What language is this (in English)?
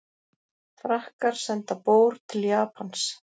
Icelandic